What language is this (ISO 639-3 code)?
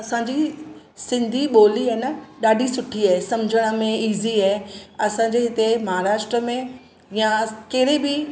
snd